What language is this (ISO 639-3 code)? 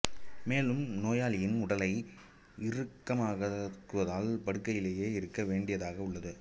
tam